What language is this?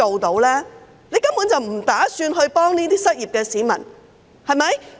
Cantonese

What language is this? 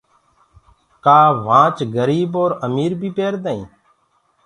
Gurgula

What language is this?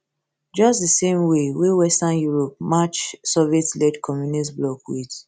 Nigerian Pidgin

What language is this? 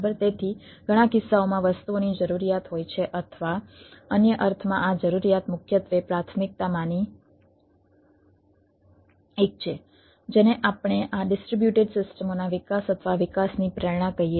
Gujarati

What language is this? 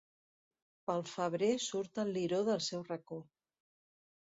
Catalan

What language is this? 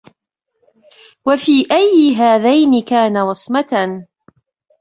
Arabic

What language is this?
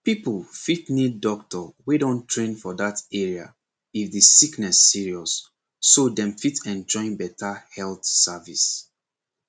Nigerian Pidgin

